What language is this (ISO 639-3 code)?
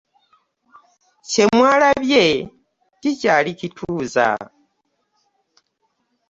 lug